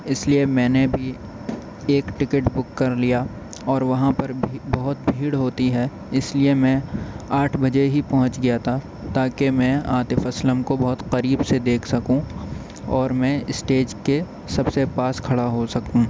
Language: Urdu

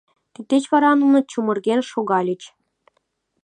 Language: Mari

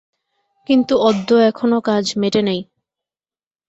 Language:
Bangla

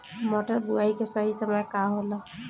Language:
Bhojpuri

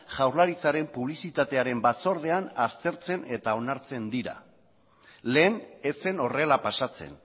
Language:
Basque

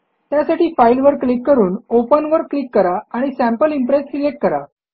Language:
Marathi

